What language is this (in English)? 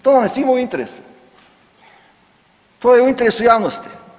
Croatian